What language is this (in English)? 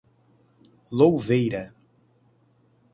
Portuguese